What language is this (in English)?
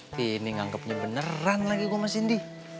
Indonesian